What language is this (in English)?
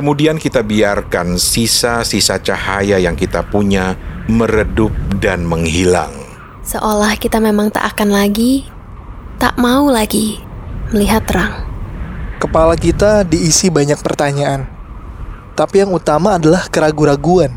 Indonesian